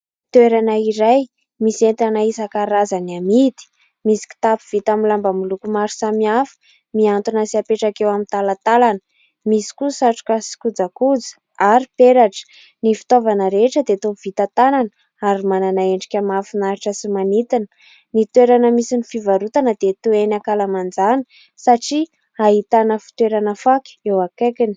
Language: Malagasy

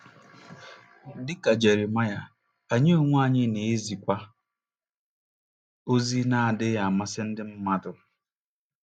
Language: Igbo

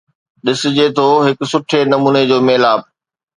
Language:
Sindhi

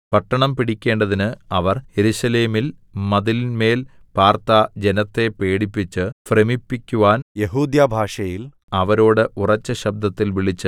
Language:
Malayalam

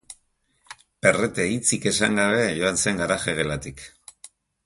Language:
Basque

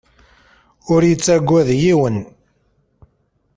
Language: Kabyle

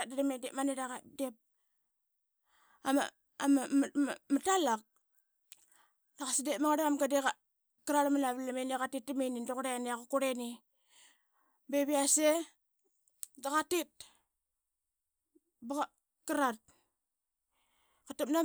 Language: Qaqet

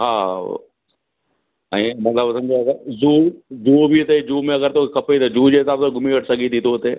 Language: Sindhi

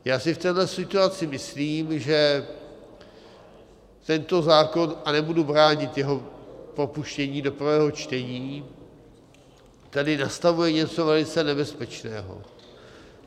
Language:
Czech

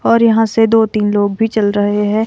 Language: Hindi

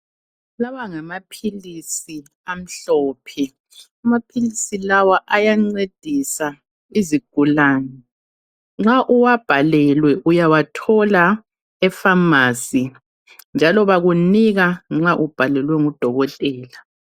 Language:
North Ndebele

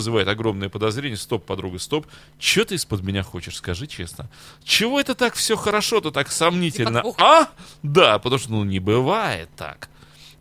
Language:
Russian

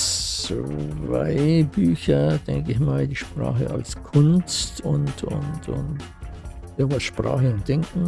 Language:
German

